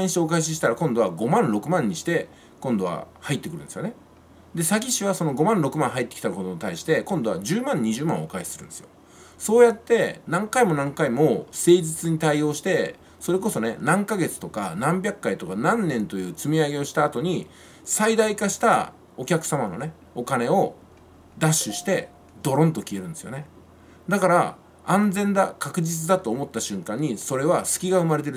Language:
Japanese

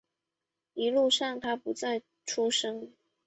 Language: Chinese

